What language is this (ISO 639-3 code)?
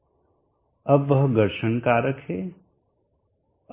hin